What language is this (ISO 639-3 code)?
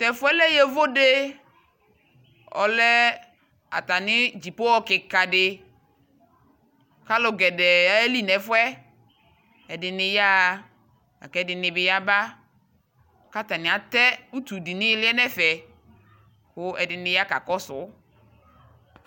kpo